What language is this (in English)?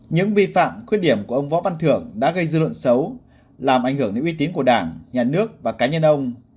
Vietnamese